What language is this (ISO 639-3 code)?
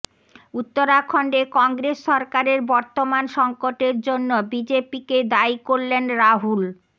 ben